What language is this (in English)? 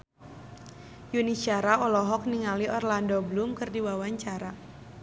Sundanese